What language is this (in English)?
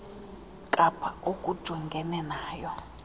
Xhosa